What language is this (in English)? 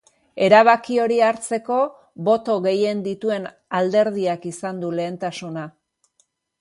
Basque